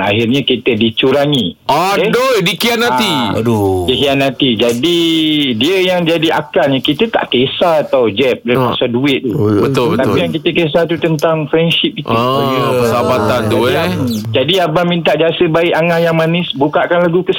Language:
Malay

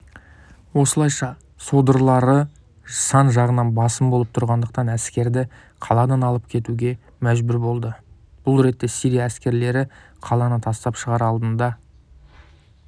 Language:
Kazakh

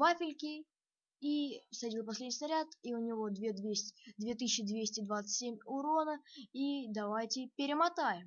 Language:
Russian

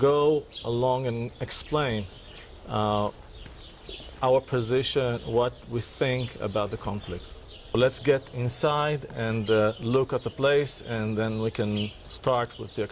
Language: English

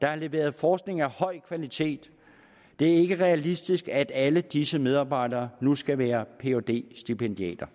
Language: Danish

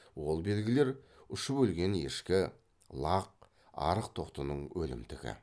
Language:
Kazakh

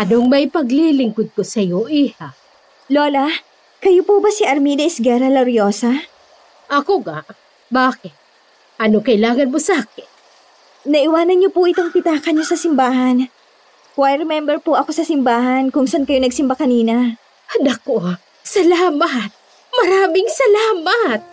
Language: Filipino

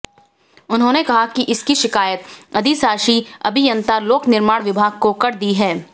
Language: Hindi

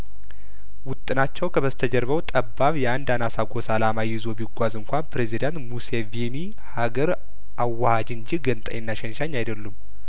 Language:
Amharic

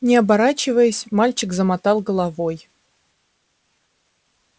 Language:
Russian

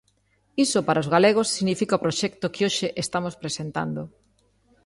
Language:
Galician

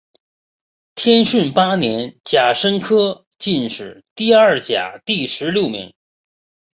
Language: Chinese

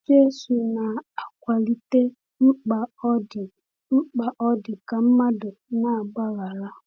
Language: Igbo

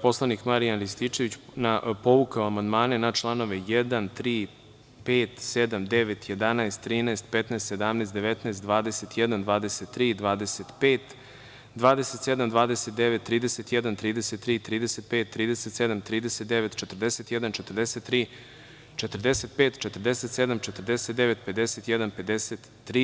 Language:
Serbian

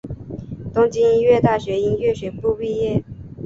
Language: Chinese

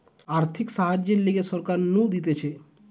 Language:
Bangla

